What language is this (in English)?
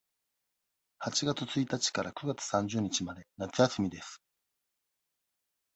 Japanese